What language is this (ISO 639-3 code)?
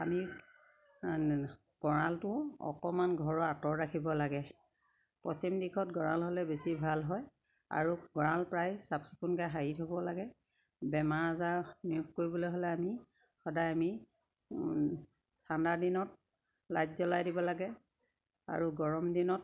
asm